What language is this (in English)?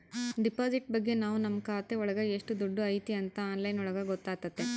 Kannada